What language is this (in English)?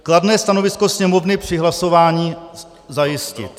Czech